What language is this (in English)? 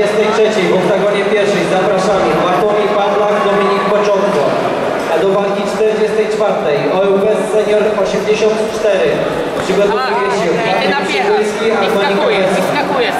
Polish